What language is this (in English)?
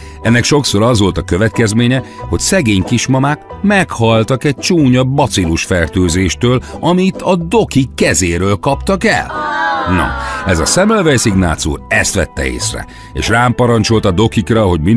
Hungarian